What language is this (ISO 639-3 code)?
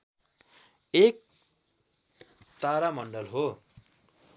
nep